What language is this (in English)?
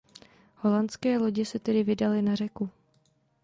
Czech